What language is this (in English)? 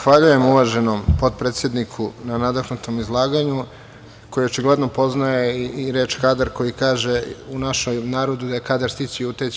Serbian